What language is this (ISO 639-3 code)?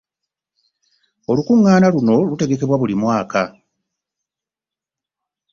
lug